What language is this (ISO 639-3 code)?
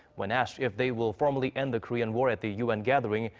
eng